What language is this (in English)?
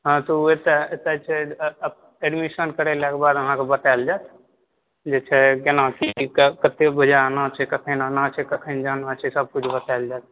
Maithili